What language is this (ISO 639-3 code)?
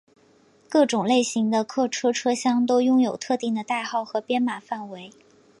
zho